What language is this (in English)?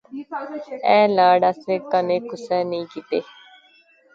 Pahari-Potwari